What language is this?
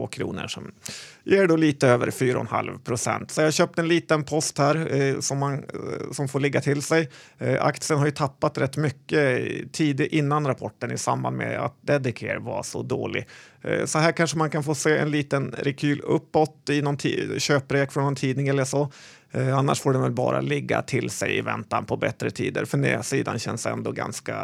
Swedish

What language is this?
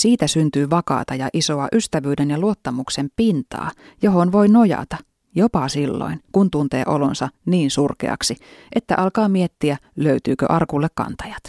Finnish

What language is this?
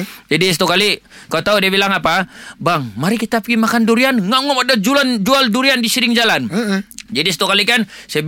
Malay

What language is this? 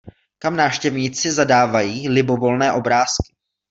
Czech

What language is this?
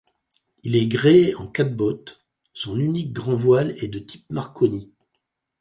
French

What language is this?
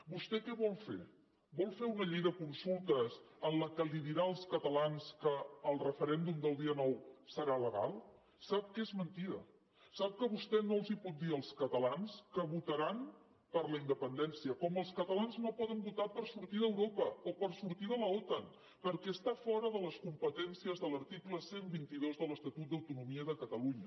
Catalan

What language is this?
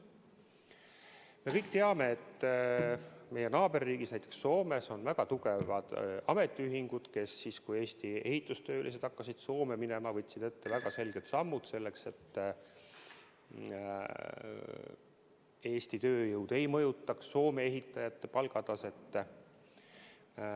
Estonian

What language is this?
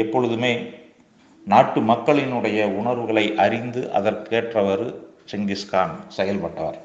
Tamil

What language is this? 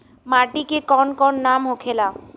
Bhojpuri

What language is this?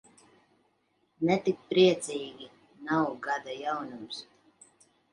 Latvian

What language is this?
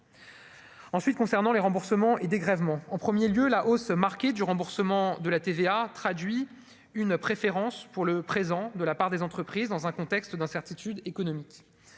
French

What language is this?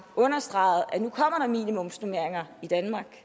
Danish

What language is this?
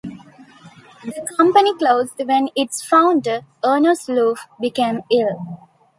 English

